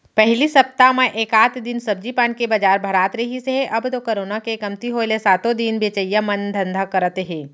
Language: Chhattisgarhi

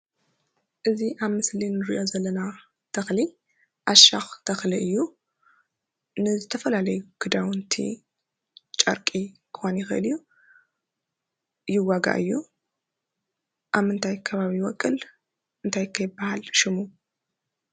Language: Tigrinya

